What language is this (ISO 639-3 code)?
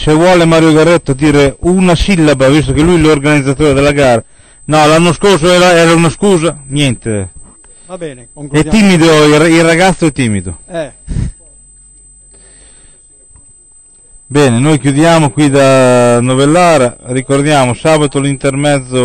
ita